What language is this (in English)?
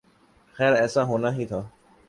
Urdu